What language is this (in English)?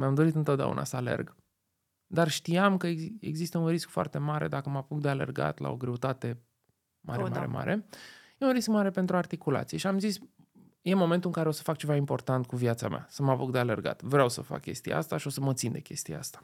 Romanian